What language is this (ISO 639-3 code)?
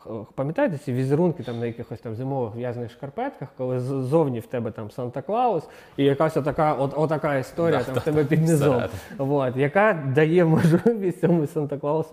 ukr